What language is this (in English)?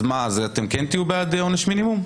Hebrew